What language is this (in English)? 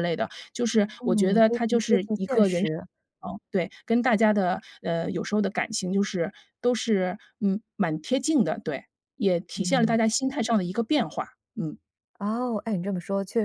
Chinese